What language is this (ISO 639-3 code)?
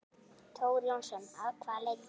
isl